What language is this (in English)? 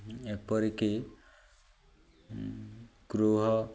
Odia